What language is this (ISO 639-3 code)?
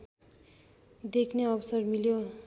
nep